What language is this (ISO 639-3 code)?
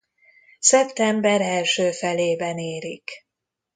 hun